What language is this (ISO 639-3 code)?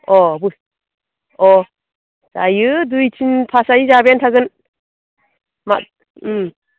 brx